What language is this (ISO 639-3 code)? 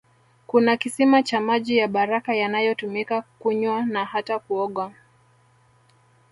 swa